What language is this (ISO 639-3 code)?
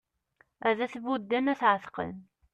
kab